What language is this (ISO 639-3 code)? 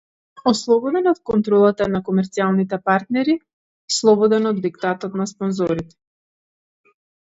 mkd